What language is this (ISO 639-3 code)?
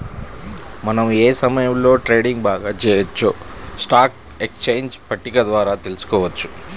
tel